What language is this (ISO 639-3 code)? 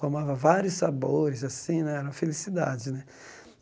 por